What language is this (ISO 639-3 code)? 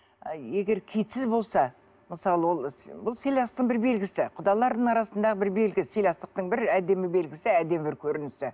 kaz